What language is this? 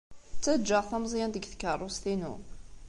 Kabyle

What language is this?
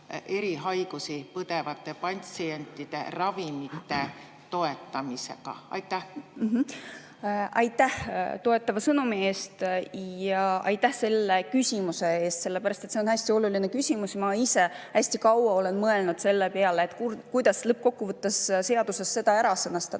Estonian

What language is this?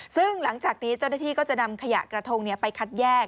Thai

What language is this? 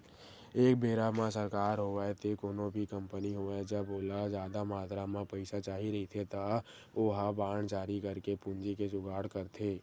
Chhattisgarhi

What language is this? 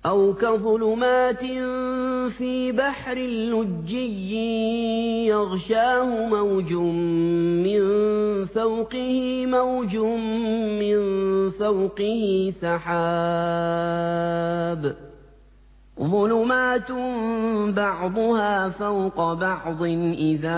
Arabic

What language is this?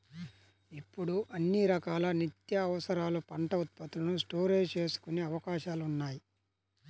Telugu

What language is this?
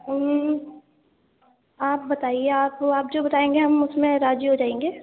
Urdu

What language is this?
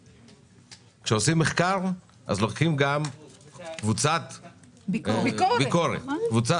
Hebrew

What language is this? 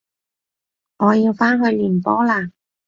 Cantonese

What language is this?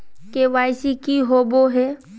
Magahi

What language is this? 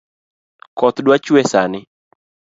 Luo (Kenya and Tanzania)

